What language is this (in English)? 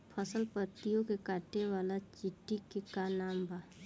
Bhojpuri